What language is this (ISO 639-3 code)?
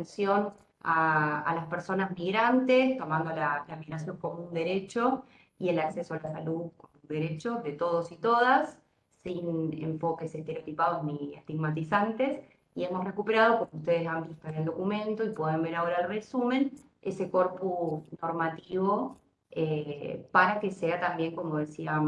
spa